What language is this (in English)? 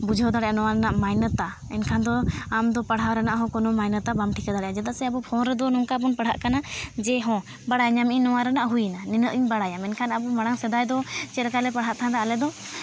Santali